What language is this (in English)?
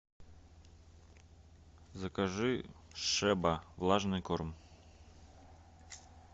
Russian